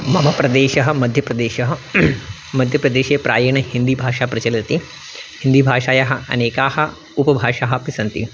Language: Sanskrit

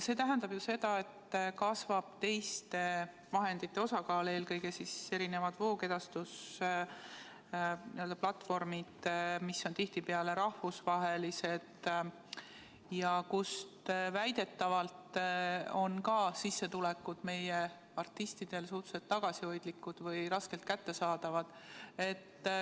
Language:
Estonian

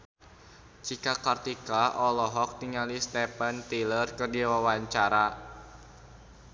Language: Sundanese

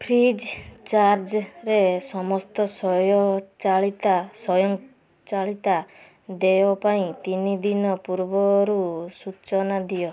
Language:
Odia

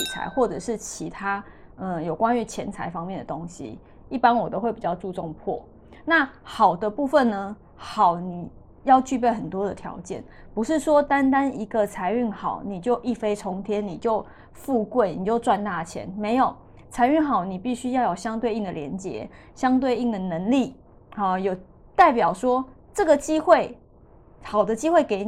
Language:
Chinese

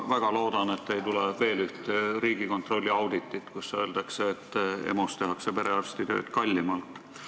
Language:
Estonian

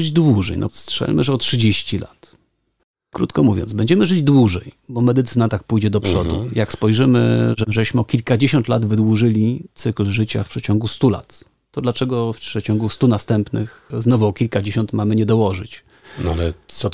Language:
Polish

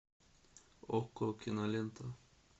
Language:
Russian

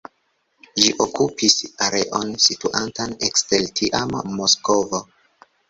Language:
Esperanto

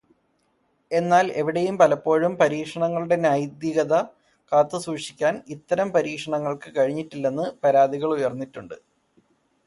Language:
Malayalam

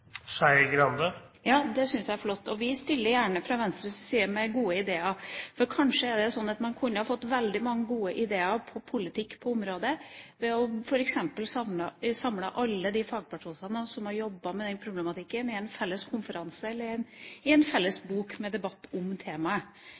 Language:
Norwegian Bokmål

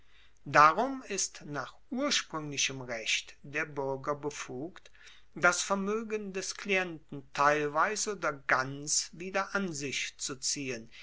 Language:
German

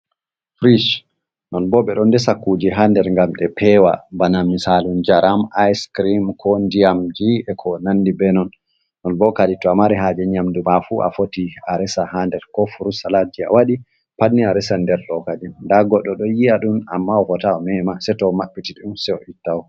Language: Fula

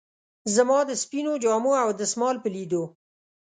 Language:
Pashto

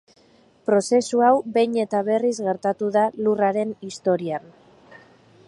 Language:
Basque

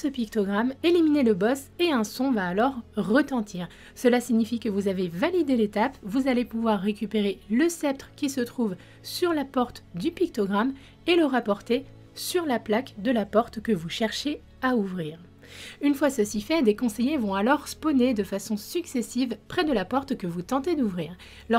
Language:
French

